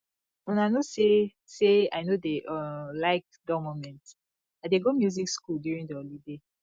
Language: Nigerian Pidgin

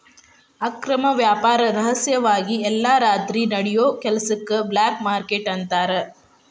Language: Kannada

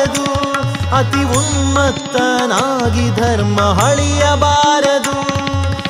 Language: Kannada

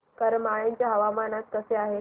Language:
Marathi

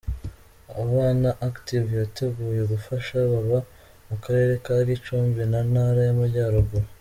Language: Kinyarwanda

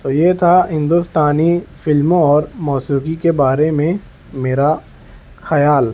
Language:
Urdu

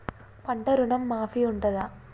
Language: Telugu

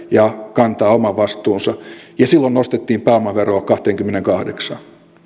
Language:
Finnish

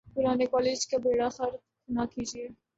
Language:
Urdu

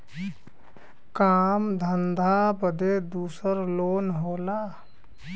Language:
Bhojpuri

